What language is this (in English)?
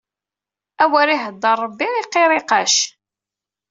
Kabyle